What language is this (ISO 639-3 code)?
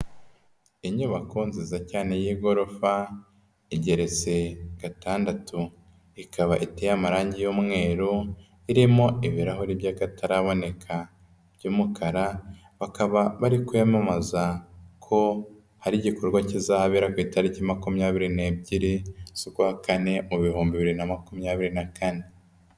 kin